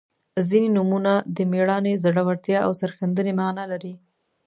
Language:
Pashto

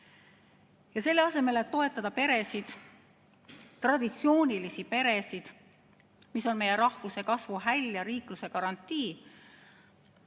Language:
Estonian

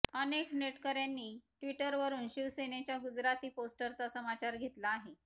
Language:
Marathi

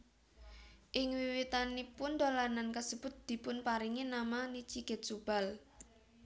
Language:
Javanese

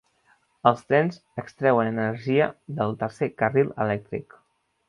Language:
Catalan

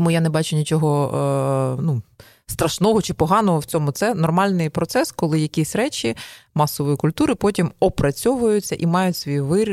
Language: Ukrainian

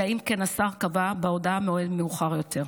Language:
Hebrew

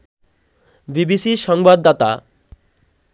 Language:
Bangla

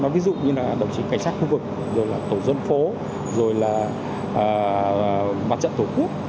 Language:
Vietnamese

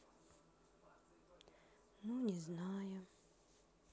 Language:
Russian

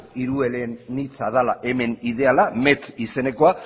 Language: Basque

